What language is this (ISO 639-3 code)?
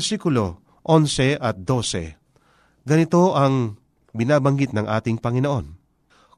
fil